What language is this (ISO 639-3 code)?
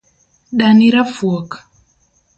luo